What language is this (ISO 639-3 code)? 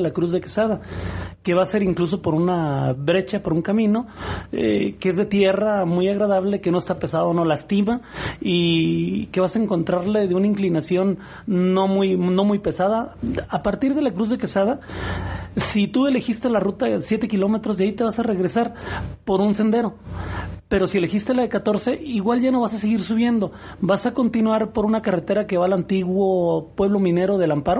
spa